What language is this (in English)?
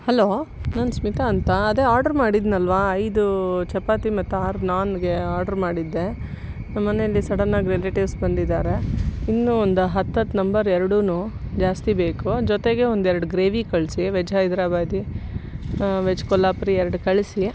Kannada